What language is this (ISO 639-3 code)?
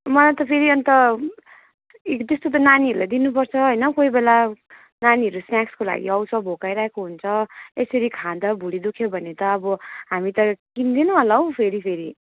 nep